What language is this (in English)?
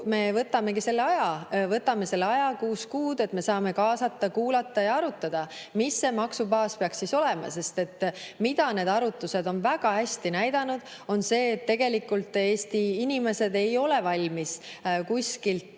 Estonian